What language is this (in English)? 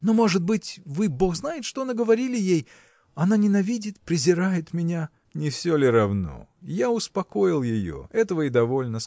Russian